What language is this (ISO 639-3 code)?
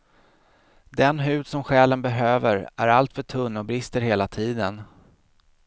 swe